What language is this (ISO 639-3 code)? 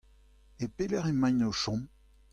bre